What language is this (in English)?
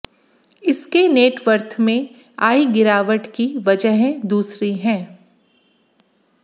Hindi